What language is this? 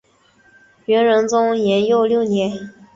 Chinese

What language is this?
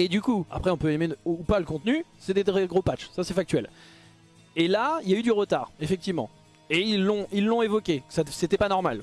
French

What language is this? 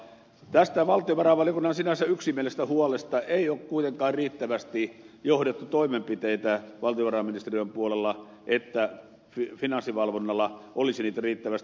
Finnish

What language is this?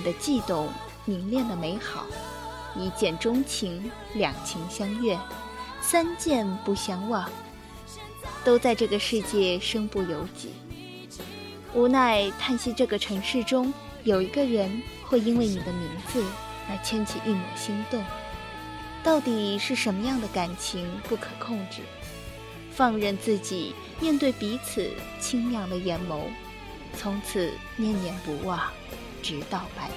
Chinese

